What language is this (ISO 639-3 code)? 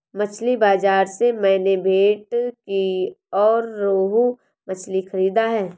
hin